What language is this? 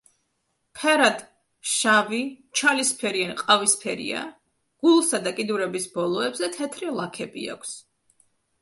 Georgian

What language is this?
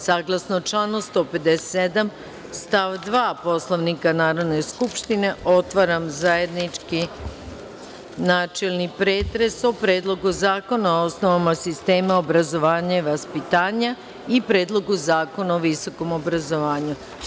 Serbian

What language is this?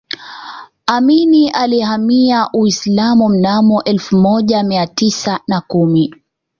Swahili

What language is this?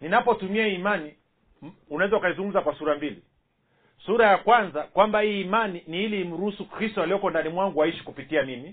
Swahili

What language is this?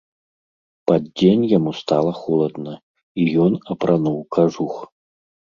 Belarusian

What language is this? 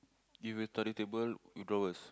English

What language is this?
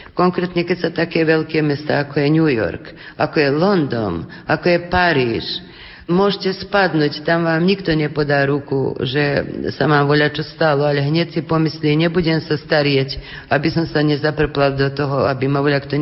Slovak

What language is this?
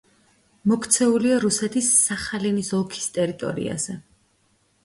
Georgian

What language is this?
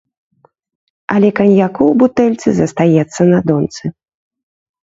Belarusian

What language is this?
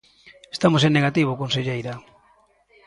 Galician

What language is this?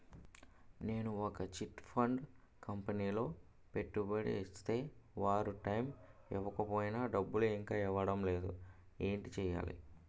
Telugu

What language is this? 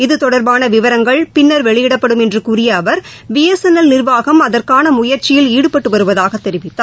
Tamil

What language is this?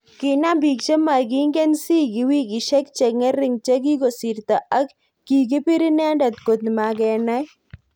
Kalenjin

